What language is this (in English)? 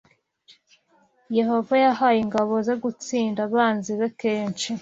Kinyarwanda